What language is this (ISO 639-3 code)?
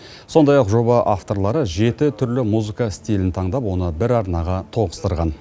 kaz